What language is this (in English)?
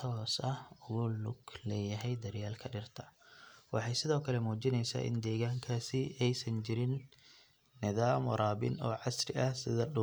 Somali